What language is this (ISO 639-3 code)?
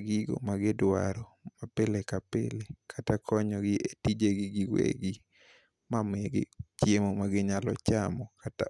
luo